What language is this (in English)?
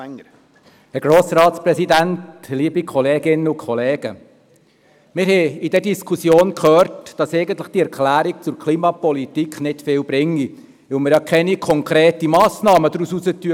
Swiss German